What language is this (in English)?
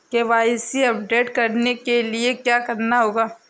Hindi